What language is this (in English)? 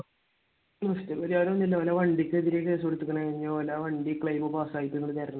Malayalam